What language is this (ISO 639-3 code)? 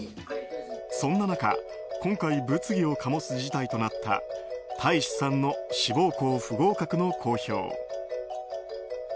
jpn